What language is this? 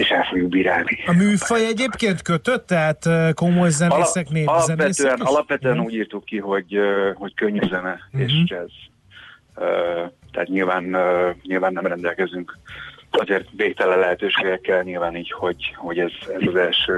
Hungarian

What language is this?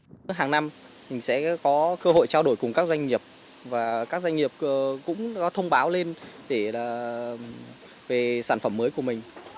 Vietnamese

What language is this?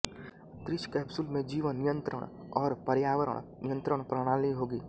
Hindi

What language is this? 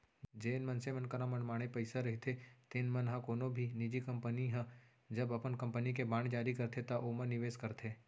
Chhattisgarhi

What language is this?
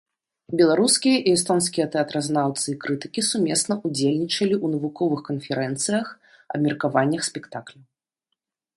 Belarusian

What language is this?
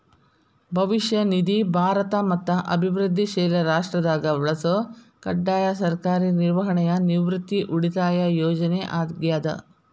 Kannada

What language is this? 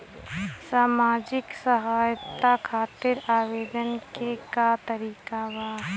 Bhojpuri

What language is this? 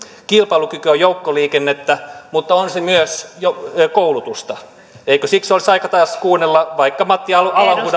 Finnish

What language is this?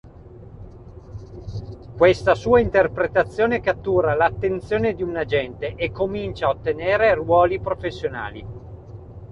Italian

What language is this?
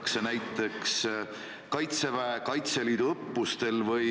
Estonian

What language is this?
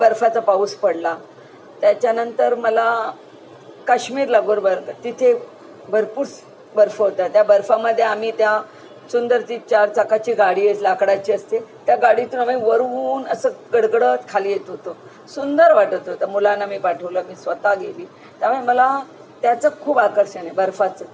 Marathi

